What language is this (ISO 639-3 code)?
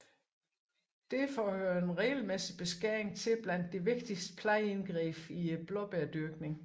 dan